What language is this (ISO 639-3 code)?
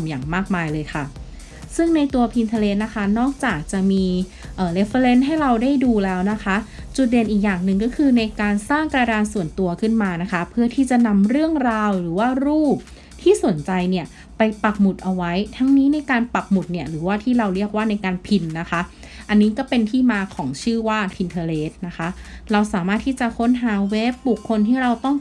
tha